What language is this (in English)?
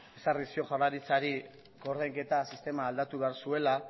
Basque